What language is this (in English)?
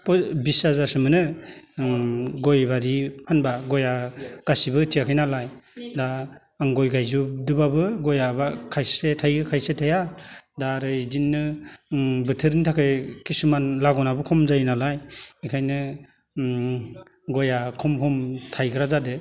Bodo